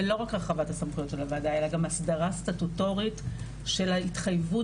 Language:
Hebrew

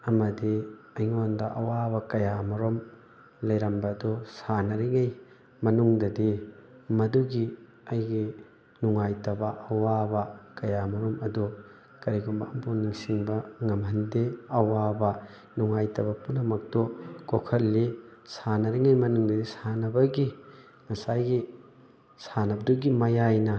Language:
Manipuri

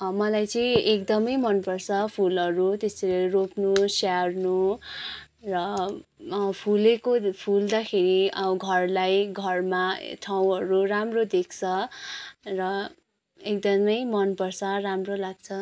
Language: Nepali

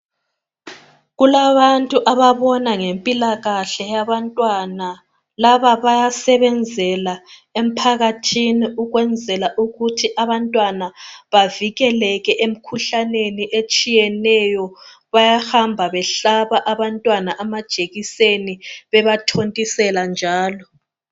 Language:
North Ndebele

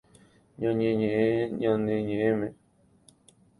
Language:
Guarani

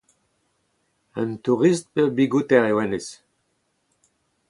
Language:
Breton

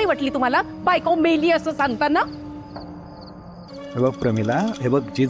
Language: Marathi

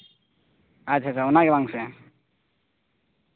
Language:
Santali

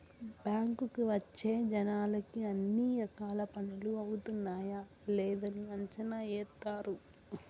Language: Telugu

